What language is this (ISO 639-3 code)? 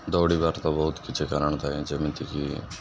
ori